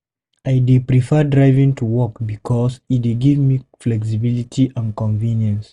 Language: Nigerian Pidgin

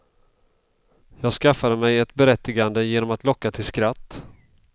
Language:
Swedish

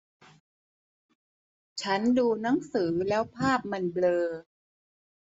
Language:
Thai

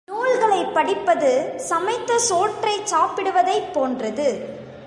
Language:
Tamil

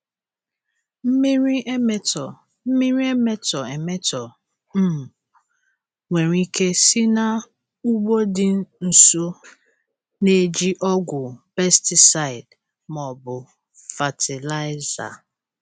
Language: Igbo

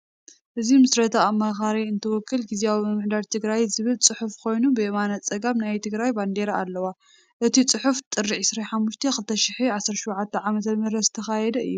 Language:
Tigrinya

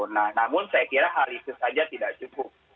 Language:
Indonesian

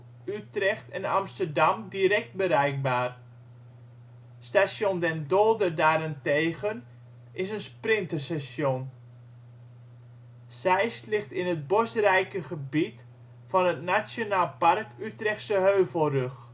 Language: Dutch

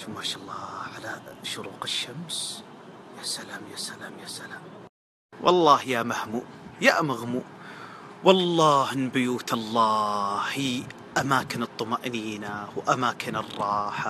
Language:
Arabic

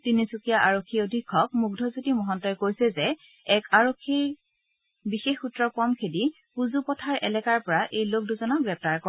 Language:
Assamese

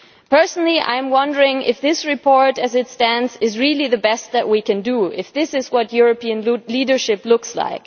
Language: English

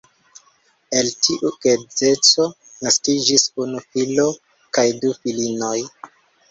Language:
Esperanto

